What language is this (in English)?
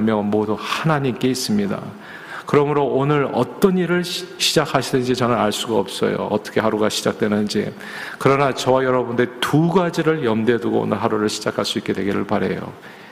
Korean